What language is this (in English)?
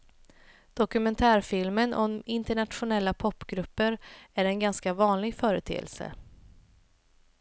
Swedish